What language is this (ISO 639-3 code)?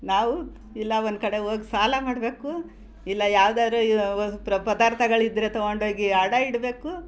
kan